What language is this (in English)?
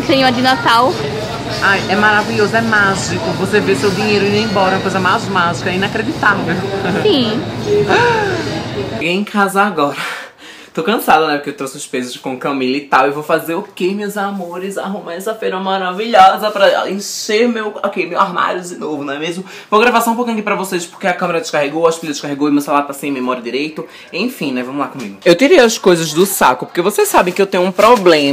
Portuguese